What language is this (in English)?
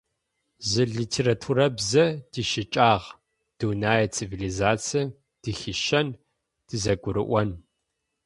Adyghe